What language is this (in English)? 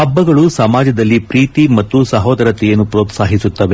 Kannada